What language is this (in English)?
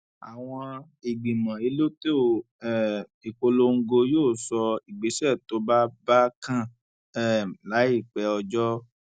Yoruba